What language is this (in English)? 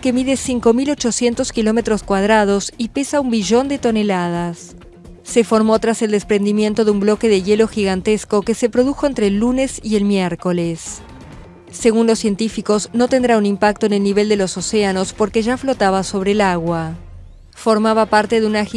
Spanish